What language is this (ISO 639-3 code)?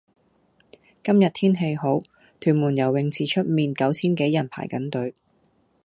yue